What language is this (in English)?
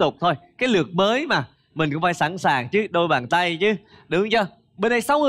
Vietnamese